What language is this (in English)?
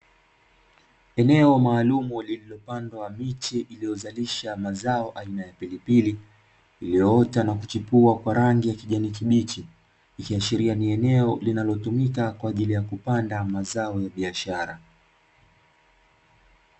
Swahili